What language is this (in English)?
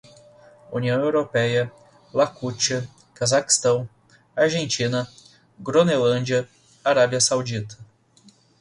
Portuguese